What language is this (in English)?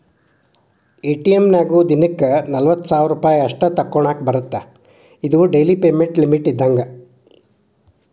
Kannada